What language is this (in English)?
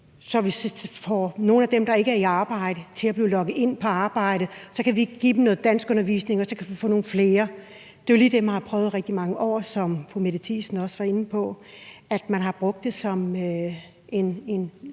Danish